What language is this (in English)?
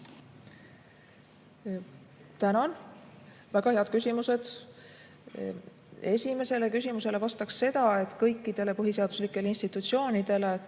Estonian